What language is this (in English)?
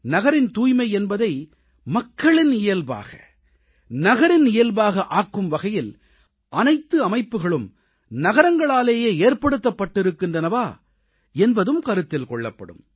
Tamil